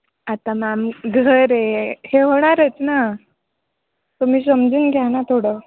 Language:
Marathi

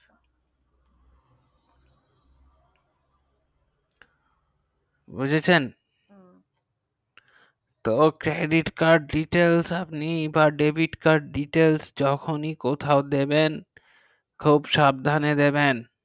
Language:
Bangla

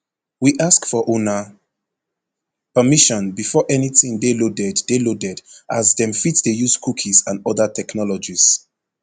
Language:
Nigerian Pidgin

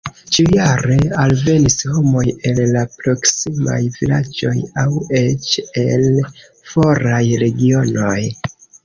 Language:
Esperanto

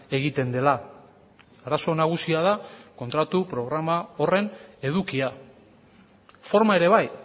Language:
Basque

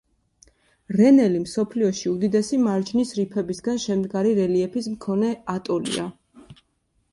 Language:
Georgian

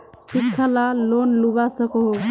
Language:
Magahi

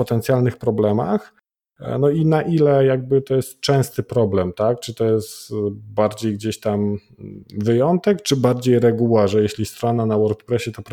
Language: Polish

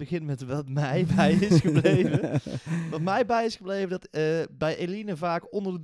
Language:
Dutch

